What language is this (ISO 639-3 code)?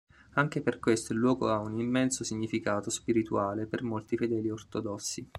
ita